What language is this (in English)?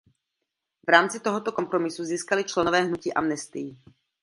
Czech